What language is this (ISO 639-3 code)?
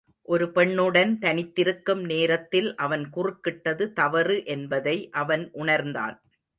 tam